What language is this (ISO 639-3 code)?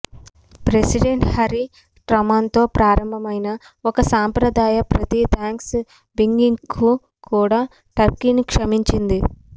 tel